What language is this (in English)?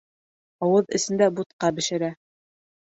Bashkir